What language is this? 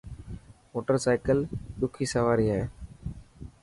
Dhatki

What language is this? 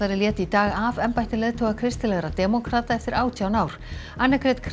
Icelandic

